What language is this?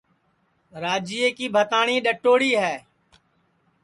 Sansi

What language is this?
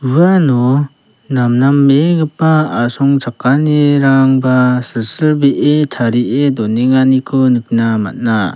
Garo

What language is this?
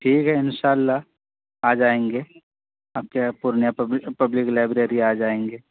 Urdu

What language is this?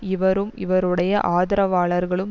Tamil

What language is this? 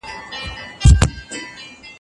Pashto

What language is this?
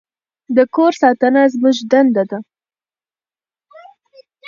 Pashto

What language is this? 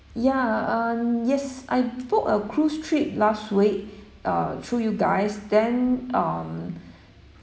English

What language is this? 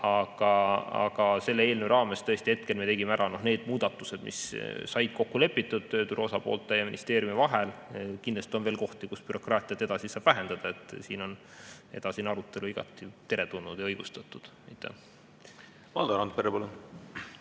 Estonian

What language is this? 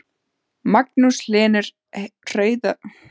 Icelandic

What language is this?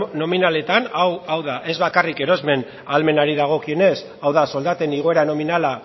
Basque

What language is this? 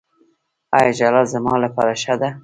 Pashto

